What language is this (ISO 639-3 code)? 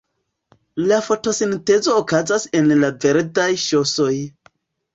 epo